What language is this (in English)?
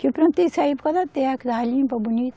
Portuguese